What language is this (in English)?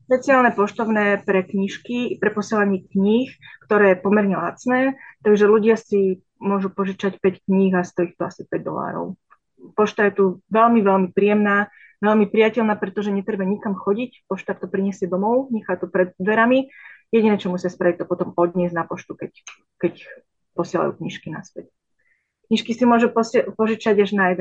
Slovak